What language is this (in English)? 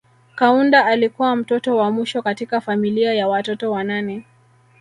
Swahili